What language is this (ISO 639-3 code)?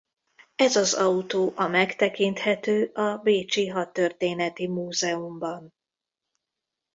hun